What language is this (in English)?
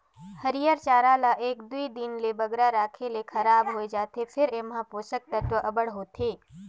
Chhattisgarhi